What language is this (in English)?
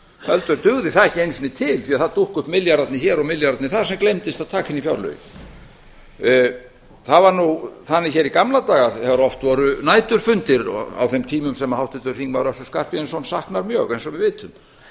Icelandic